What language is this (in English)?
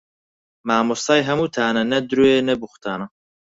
Central Kurdish